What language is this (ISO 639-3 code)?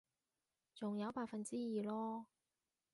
yue